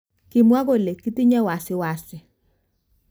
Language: Kalenjin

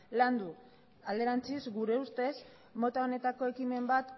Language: Basque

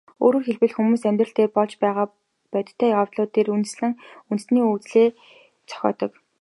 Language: Mongolian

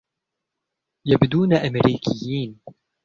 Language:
Arabic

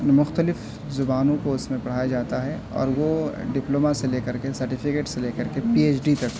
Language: Urdu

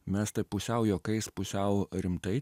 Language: Lithuanian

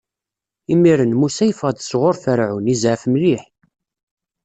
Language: Kabyle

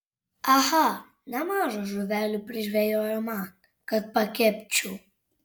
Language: Lithuanian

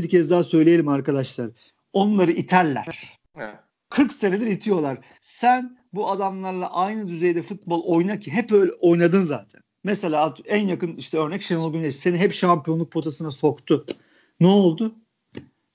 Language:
Turkish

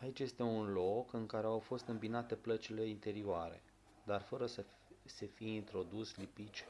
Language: Romanian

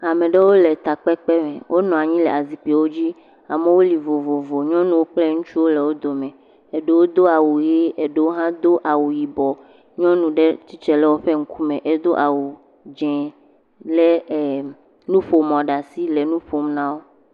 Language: Ewe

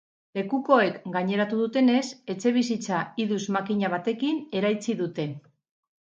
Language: Basque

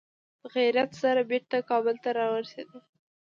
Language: Pashto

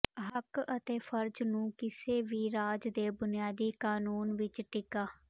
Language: Punjabi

